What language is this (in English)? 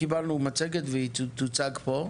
Hebrew